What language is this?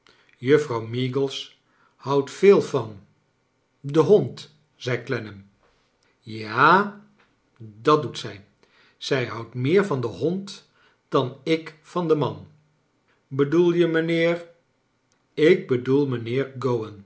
Dutch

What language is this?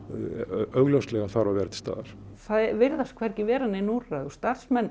Icelandic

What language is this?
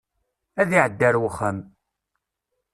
Kabyle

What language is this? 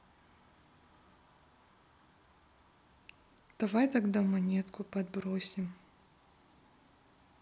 Russian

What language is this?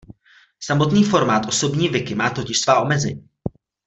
Czech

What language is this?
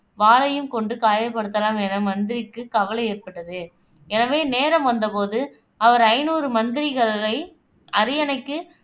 Tamil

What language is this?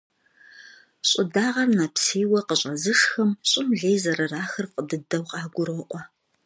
Kabardian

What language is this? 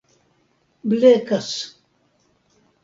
Esperanto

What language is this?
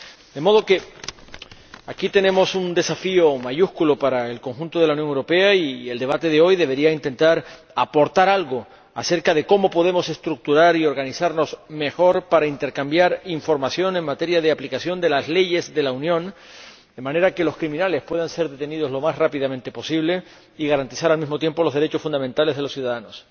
Spanish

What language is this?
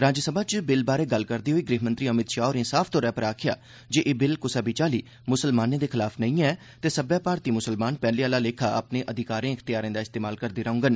Dogri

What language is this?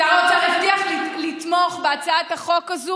Hebrew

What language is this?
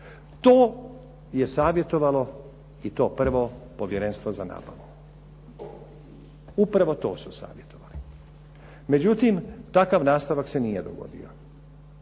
Croatian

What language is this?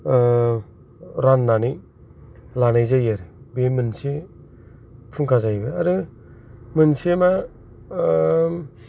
Bodo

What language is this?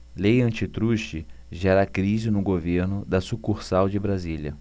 Portuguese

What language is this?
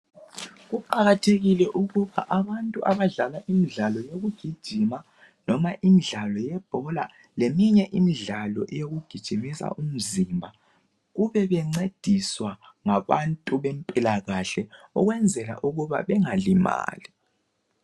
North Ndebele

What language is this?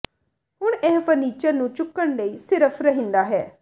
Punjabi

